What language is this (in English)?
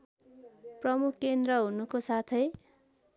Nepali